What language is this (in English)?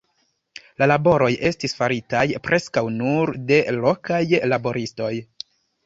Esperanto